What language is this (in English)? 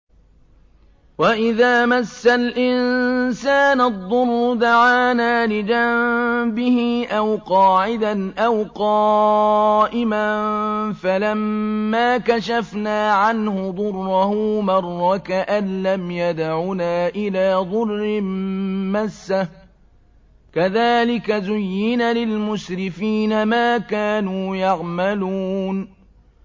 Arabic